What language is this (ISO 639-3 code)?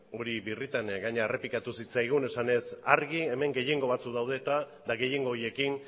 eus